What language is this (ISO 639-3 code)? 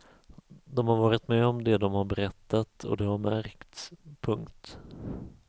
swe